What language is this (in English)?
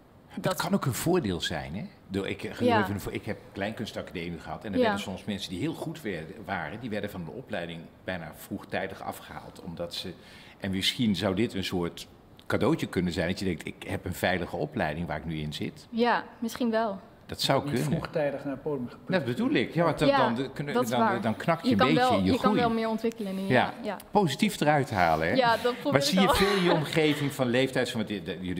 Dutch